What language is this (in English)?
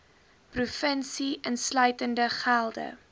Afrikaans